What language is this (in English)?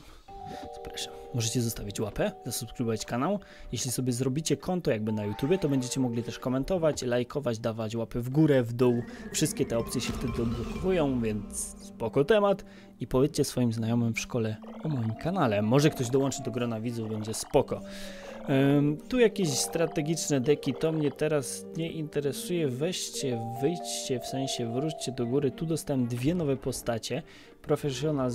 Polish